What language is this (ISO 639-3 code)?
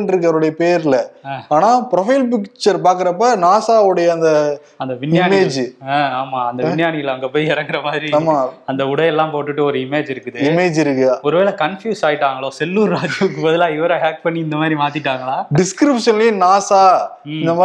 tam